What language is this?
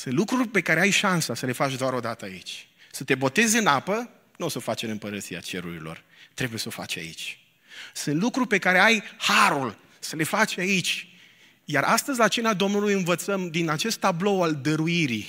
Romanian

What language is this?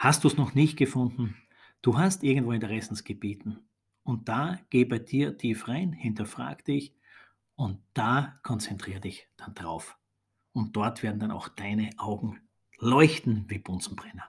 German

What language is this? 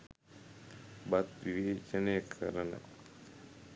Sinhala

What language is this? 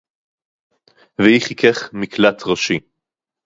Hebrew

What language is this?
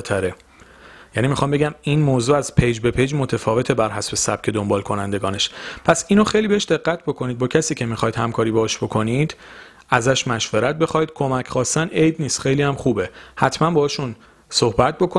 Persian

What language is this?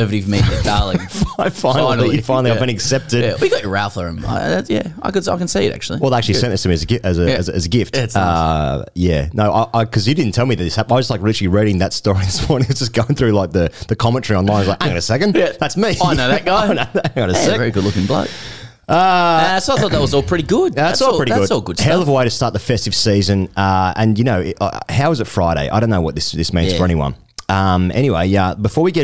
English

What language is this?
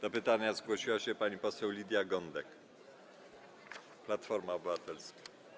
Polish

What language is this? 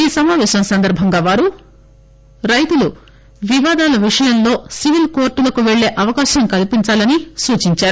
Telugu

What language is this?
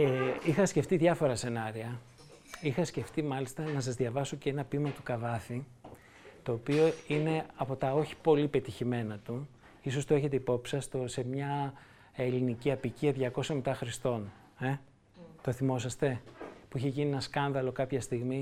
Greek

